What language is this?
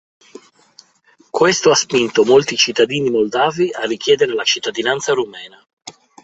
Italian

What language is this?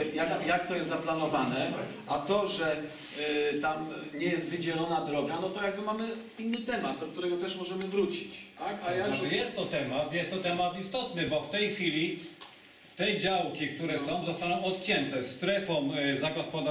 Polish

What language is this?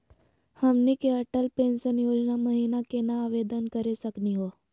Magahi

